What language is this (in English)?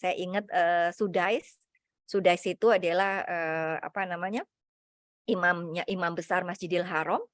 Indonesian